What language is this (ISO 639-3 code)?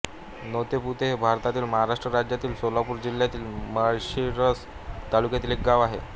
mar